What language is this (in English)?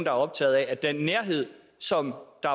Danish